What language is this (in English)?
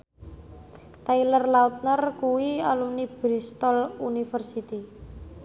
Javanese